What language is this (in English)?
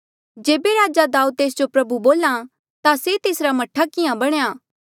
Mandeali